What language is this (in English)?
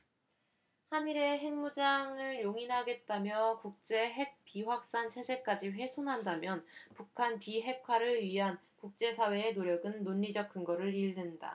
Korean